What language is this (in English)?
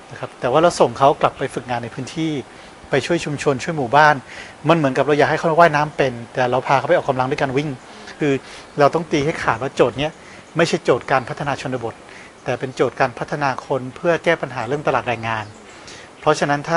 Thai